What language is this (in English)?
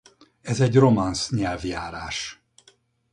Hungarian